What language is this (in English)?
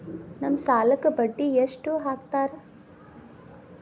Kannada